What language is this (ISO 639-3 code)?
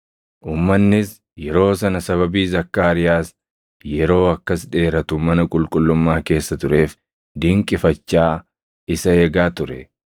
orm